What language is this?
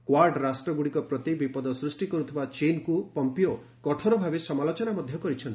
Odia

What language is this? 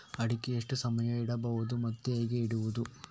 Kannada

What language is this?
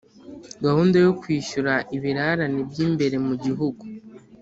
Kinyarwanda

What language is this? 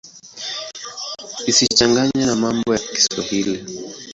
Swahili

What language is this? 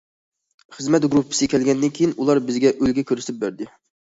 Uyghur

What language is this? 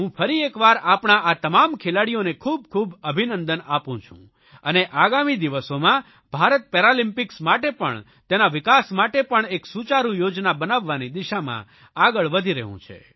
Gujarati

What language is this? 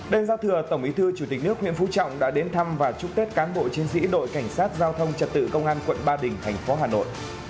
Vietnamese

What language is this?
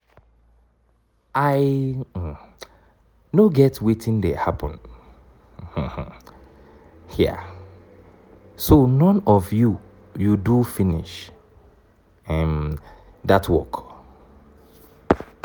Nigerian Pidgin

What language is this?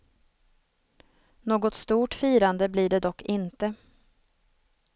Swedish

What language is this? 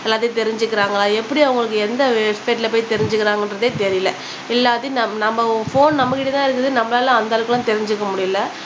Tamil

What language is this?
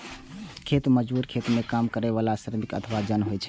Maithili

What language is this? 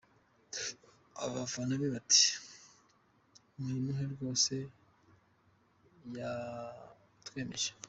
Kinyarwanda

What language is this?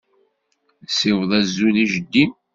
Kabyle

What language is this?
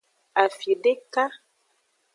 Aja (Benin)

